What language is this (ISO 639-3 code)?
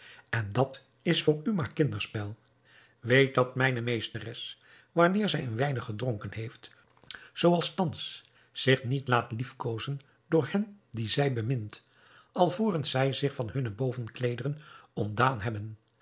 nld